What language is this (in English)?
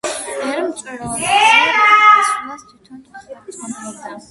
Georgian